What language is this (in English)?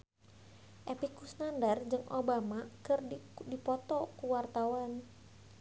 Sundanese